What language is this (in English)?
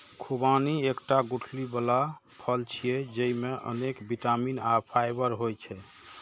Maithili